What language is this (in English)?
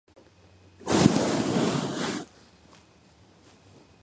Georgian